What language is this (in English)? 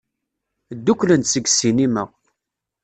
Kabyle